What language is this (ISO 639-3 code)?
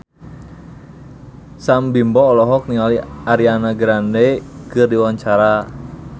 sun